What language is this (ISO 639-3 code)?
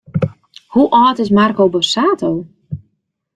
fry